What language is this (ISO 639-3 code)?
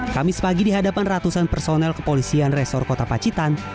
ind